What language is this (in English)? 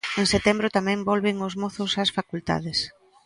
Galician